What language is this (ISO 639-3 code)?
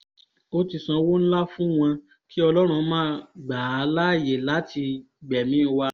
yor